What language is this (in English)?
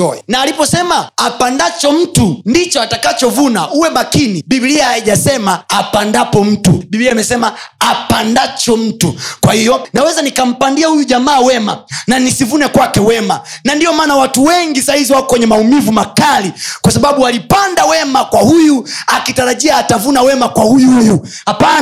Swahili